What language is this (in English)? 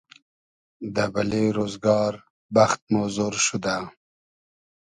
Hazaragi